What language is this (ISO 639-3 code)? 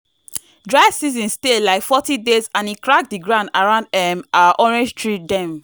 pcm